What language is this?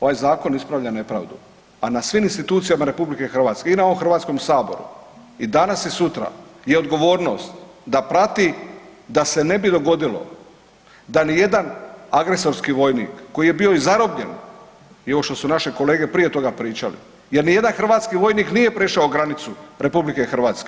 Croatian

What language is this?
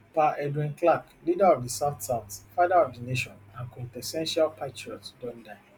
Nigerian Pidgin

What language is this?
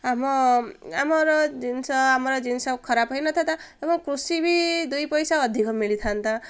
Odia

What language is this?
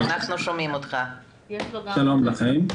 Hebrew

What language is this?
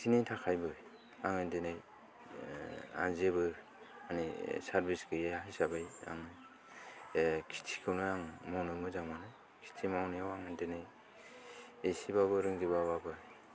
Bodo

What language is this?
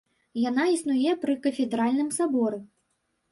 Belarusian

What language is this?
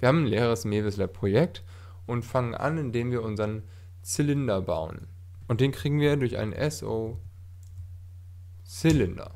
German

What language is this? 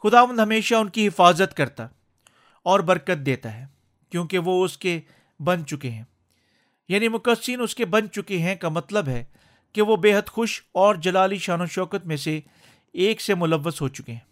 Urdu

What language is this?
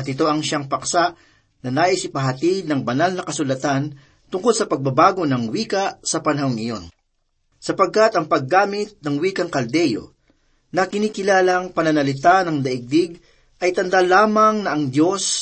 Filipino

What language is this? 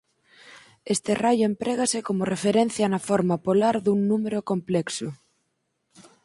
Galician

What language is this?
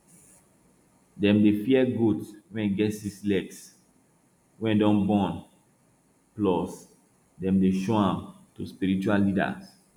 Nigerian Pidgin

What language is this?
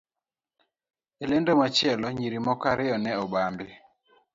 Luo (Kenya and Tanzania)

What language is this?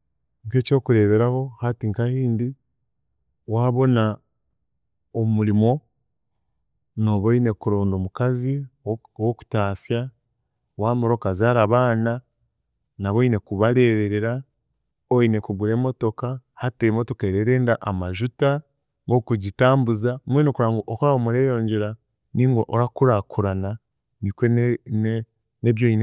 Chiga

